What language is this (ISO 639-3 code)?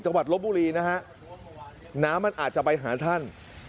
tha